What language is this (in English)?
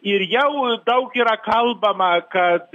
Lithuanian